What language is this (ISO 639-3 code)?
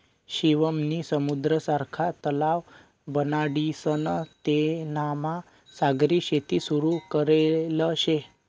mar